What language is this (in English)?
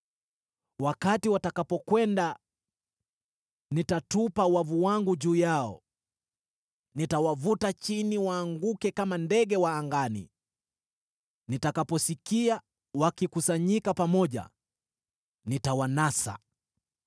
Swahili